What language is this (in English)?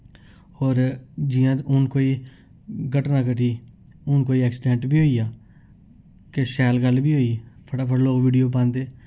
Dogri